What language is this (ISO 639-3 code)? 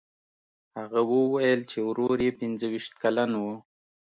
pus